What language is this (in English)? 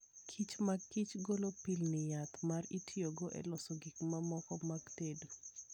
Luo (Kenya and Tanzania)